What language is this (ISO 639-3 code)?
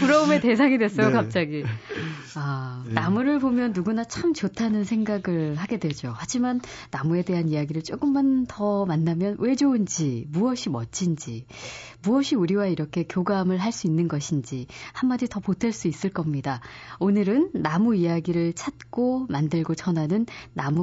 kor